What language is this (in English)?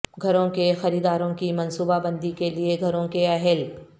Urdu